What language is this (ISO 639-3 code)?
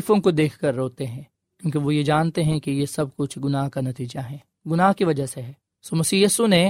urd